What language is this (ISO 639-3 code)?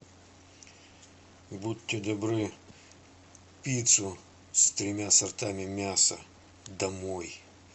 rus